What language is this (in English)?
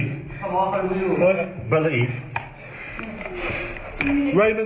Thai